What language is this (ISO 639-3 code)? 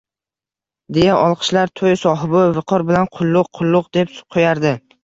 uzb